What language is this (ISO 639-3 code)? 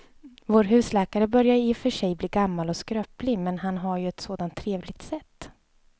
swe